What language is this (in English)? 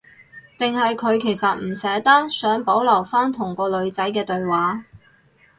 Cantonese